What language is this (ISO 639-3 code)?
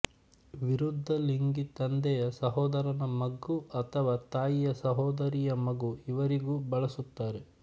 kan